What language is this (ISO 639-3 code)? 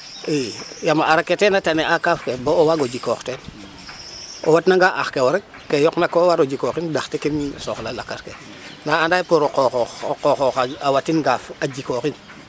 srr